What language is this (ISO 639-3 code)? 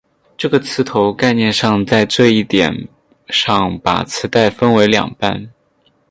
zho